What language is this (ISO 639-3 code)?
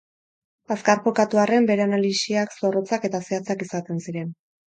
eus